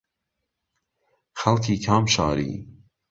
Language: Central Kurdish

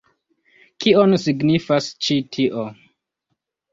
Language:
Esperanto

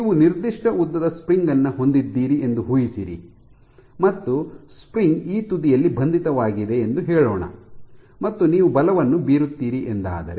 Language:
Kannada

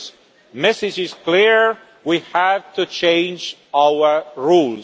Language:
English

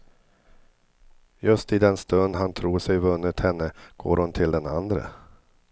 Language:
Swedish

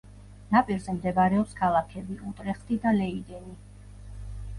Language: Georgian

